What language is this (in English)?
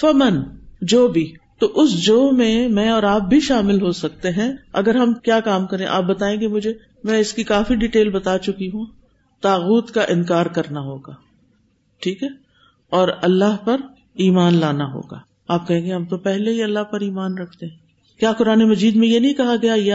Urdu